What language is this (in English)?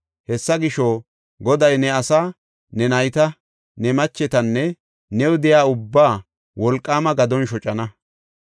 Gofa